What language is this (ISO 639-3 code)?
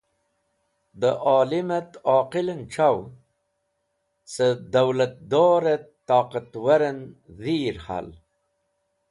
wbl